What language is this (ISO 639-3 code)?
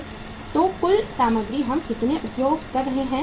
hin